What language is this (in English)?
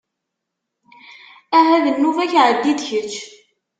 Kabyle